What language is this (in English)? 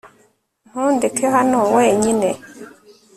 Kinyarwanda